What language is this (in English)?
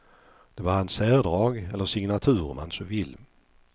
Swedish